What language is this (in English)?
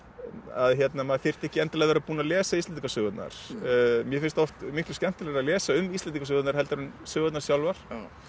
Icelandic